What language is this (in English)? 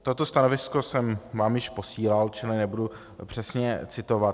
Czech